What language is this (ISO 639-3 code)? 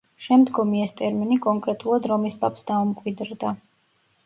kat